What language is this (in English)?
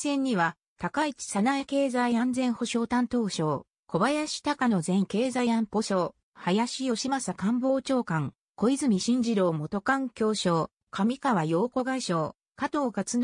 Japanese